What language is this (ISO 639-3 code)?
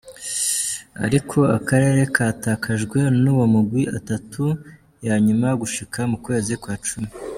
kin